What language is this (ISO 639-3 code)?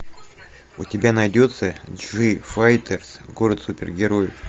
rus